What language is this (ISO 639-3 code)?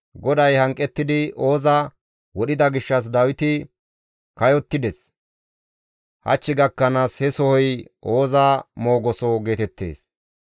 gmv